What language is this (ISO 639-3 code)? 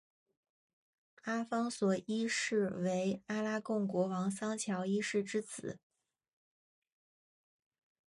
zho